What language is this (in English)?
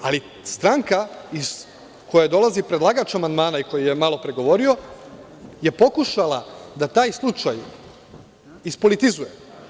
Serbian